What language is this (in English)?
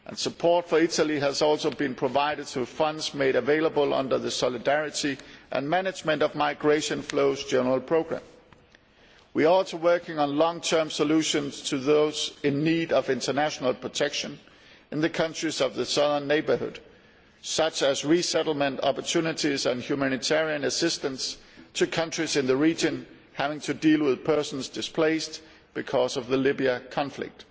English